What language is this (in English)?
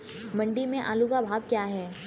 Hindi